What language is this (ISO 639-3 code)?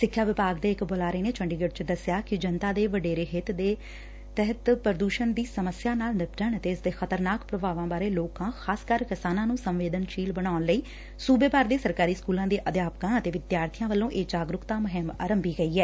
pan